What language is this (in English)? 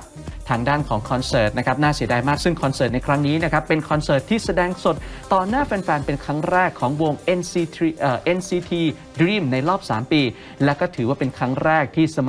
Thai